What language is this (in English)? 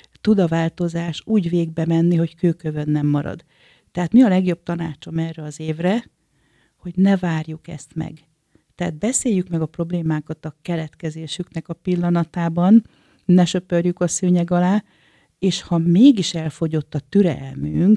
Hungarian